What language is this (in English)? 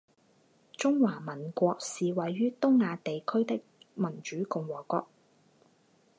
Chinese